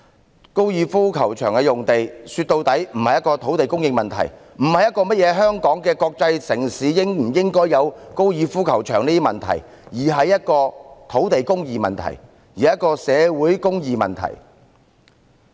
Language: Cantonese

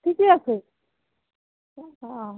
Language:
Assamese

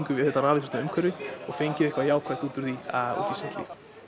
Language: Icelandic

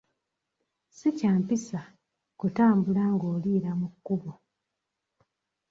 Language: Ganda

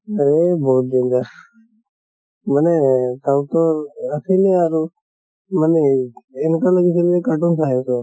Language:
Assamese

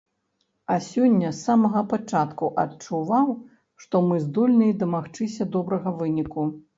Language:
Belarusian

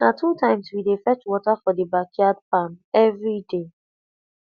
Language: Nigerian Pidgin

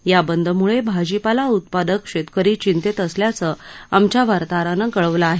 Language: Marathi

